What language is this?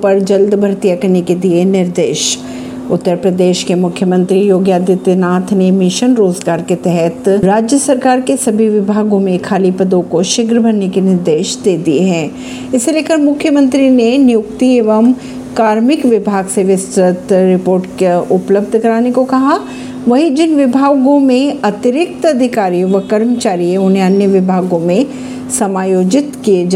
Hindi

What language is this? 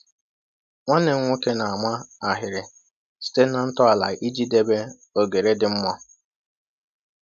Igbo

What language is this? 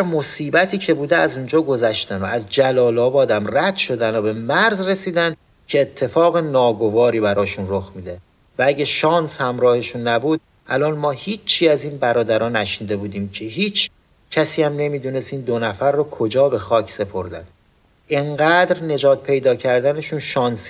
Persian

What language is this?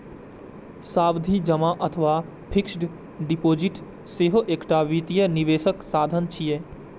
Maithili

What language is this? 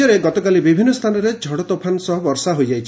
Odia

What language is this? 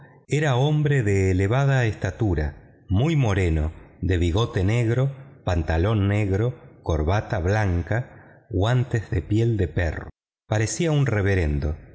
Spanish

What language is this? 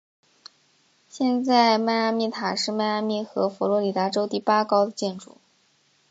Chinese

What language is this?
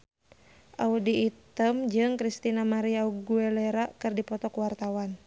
Sundanese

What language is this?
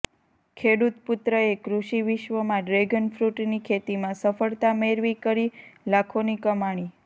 Gujarati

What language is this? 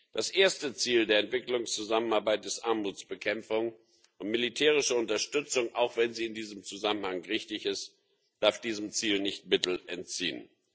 German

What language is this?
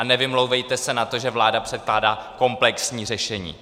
Czech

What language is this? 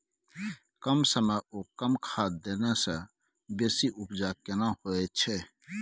Maithili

